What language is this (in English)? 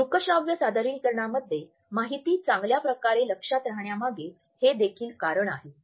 Marathi